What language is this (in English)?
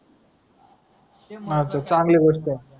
Marathi